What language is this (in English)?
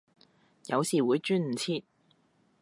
Cantonese